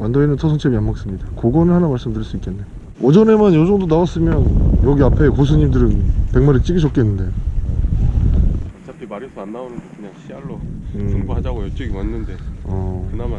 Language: Korean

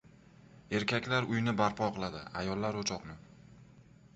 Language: Uzbek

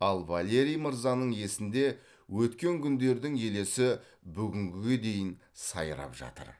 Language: Kazakh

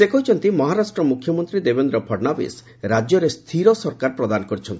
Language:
Odia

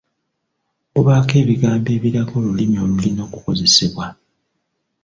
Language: Ganda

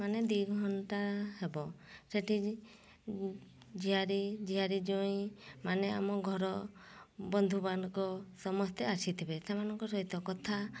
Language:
Odia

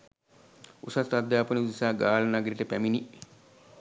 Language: Sinhala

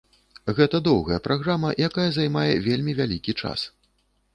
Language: Belarusian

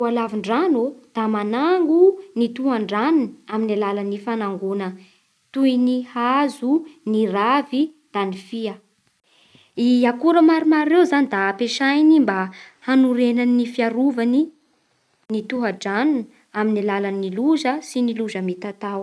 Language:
Bara Malagasy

